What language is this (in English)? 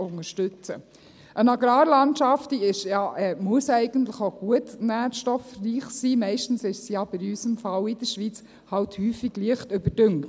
Swiss German